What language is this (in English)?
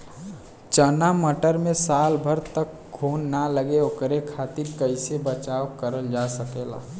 Bhojpuri